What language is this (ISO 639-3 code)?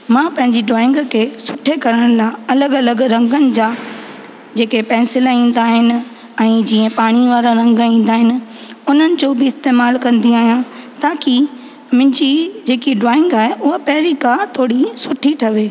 snd